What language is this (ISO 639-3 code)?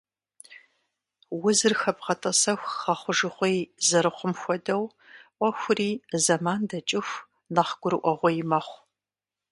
kbd